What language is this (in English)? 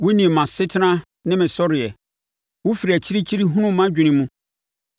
Akan